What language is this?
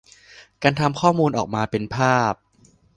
Thai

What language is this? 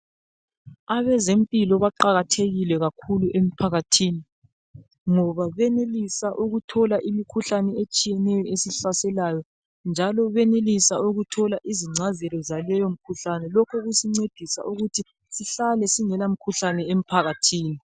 North Ndebele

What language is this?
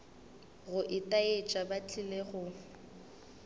Northern Sotho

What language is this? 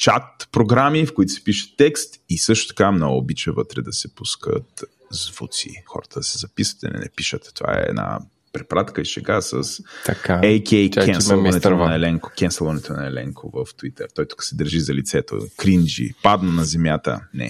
Bulgarian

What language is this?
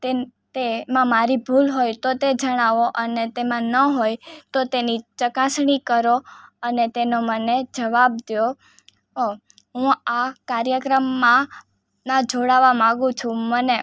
Gujarati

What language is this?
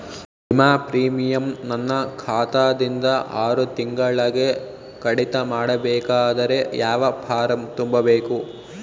Kannada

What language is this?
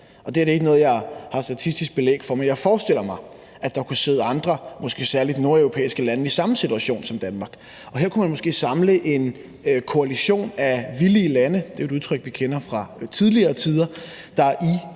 Danish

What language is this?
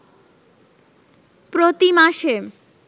Bangla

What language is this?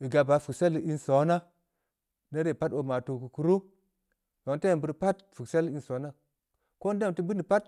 Samba Leko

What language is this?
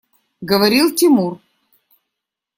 Russian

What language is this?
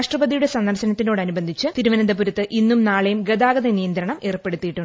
Malayalam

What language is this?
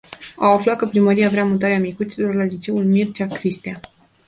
Romanian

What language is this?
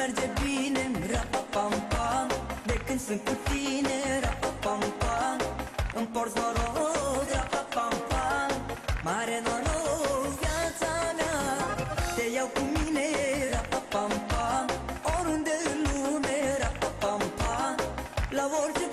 Romanian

